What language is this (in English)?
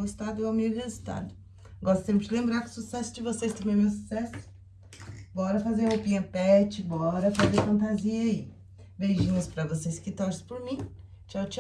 Portuguese